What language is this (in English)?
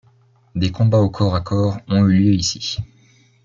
French